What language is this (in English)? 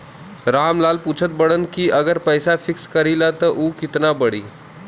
Bhojpuri